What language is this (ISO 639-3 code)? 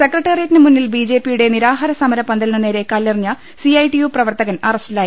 mal